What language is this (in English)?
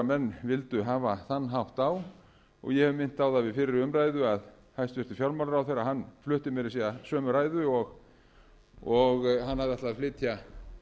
Icelandic